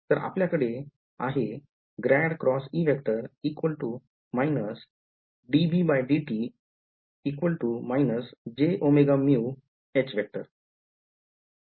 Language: Marathi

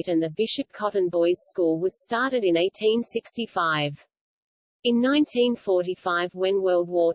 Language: English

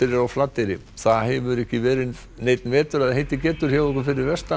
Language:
Icelandic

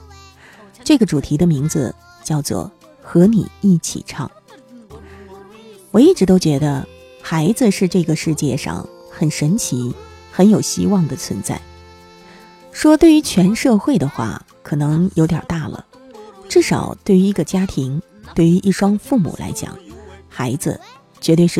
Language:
Chinese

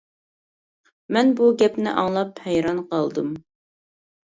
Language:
Uyghur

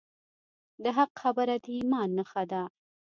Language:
Pashto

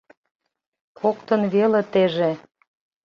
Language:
Mari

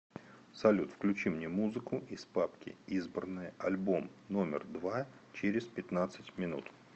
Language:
Russian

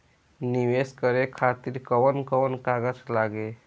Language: Bhojpuri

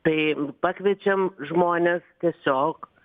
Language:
Lithuanian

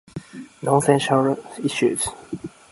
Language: Japanese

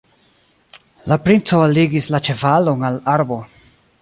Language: Esperanto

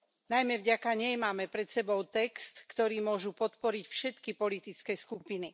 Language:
Slovak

